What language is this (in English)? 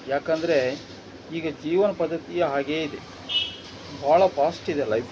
Kannada